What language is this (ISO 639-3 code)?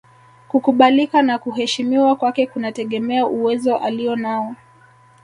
swa